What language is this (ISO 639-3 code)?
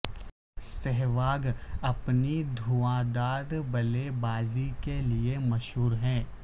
urd